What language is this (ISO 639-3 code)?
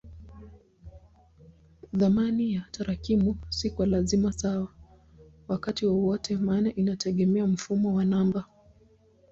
swa